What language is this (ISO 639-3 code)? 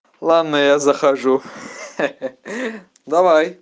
rus